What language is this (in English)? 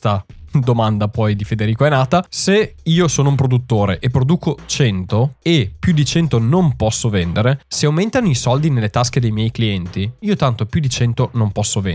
Italian